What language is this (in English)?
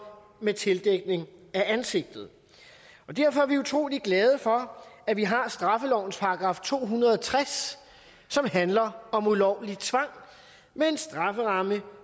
Danish